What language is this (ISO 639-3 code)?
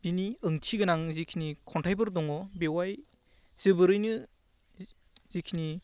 brx